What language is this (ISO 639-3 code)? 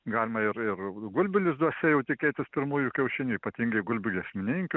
lit